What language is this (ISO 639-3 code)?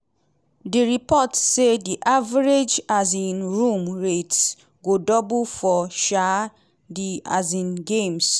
pcm